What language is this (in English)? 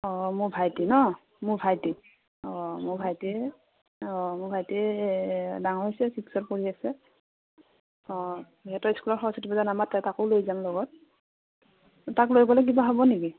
Assamese